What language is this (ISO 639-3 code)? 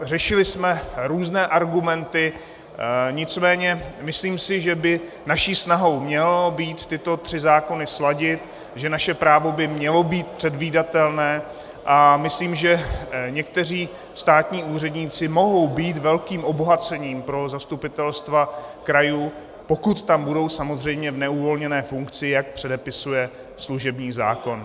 ces